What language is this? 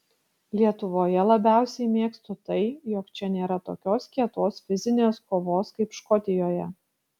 Lithuanian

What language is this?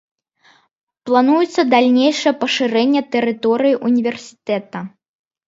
Belarusian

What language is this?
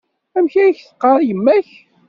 Kabyle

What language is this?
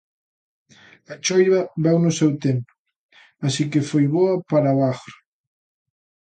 Galician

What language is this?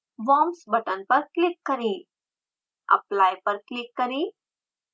Hindi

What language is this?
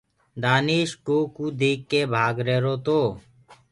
Gurgula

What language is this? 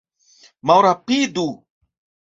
Esperanto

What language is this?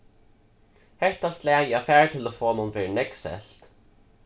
Faroese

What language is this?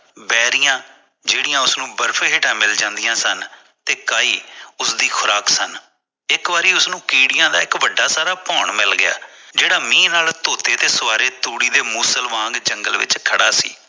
Punjabi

